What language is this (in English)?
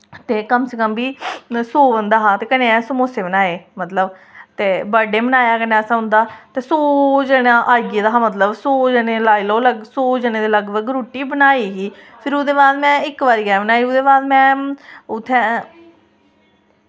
Dogri